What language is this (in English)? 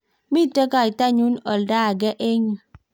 Kalenjin